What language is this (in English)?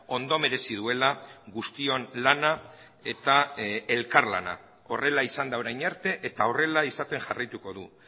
Basque